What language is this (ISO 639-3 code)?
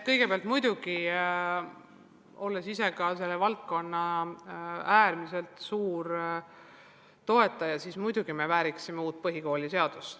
est